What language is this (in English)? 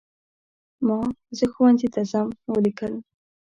Pashto